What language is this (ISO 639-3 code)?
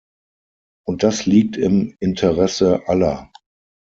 deu